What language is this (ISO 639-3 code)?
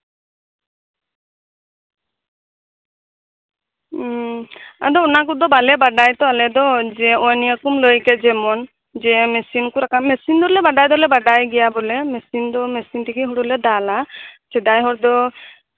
sat